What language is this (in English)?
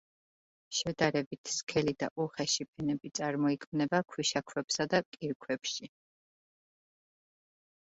Georgian